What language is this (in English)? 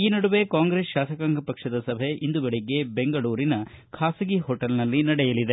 Kannada